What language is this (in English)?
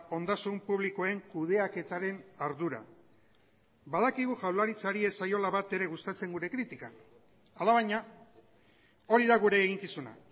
Basque